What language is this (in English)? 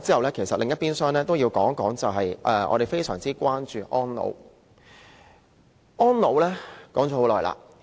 Cantonese